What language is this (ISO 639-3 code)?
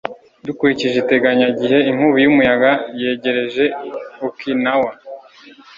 kin